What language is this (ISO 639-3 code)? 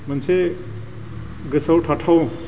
brx